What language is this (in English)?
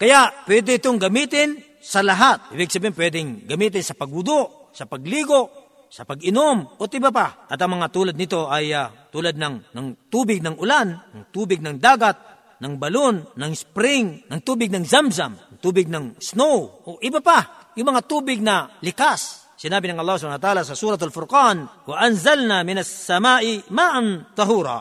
Filipino